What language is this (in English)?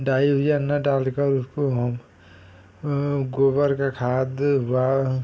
Hindi